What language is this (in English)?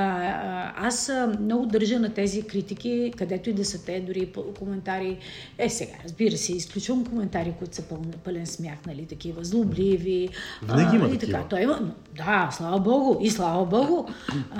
Bulgarian